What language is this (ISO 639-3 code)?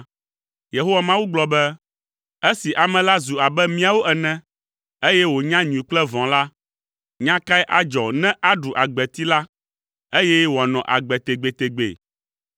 ewe